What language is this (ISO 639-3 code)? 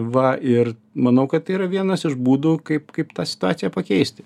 lit